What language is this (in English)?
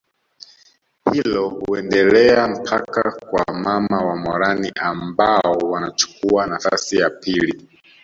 Swahili